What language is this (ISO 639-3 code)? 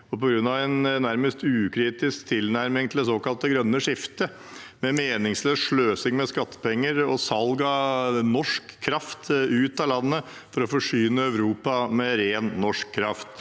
nor